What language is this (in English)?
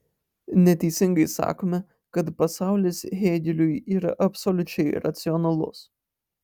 Lithuanian